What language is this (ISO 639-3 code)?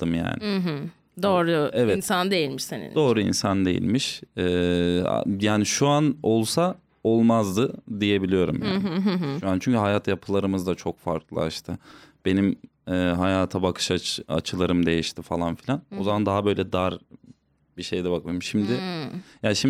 tur